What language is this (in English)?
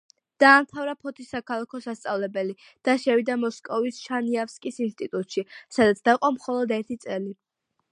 Georgian